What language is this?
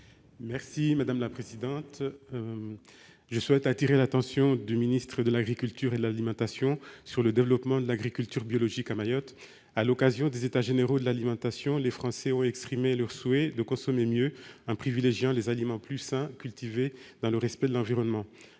French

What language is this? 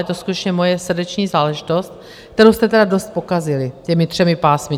Czech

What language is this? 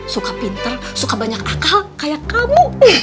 Indonesian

